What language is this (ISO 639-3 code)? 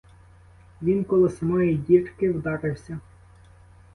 ukr